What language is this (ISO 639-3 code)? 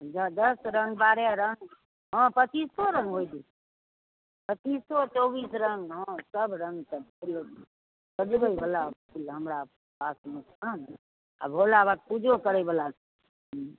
mai